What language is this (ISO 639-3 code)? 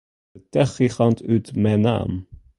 fry